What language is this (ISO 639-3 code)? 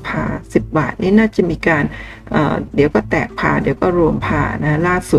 tha